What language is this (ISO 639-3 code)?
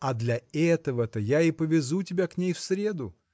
rus